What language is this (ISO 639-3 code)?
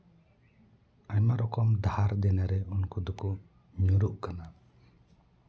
sat